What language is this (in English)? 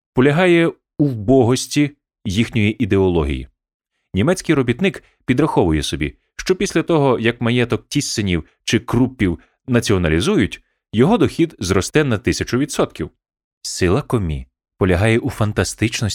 Ukrainian